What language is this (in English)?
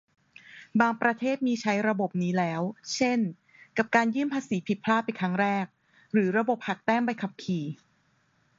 Thai